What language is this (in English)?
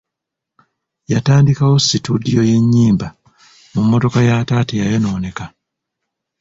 Ganda